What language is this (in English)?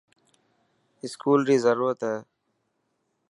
Dhatki